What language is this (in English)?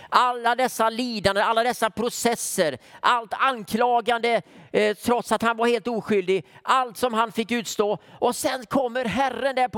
Swedish